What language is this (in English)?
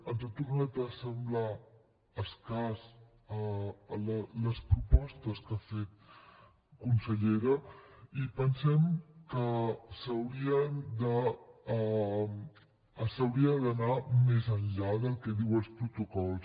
Catalan